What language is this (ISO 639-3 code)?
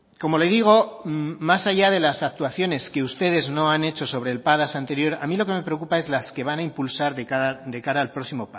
spa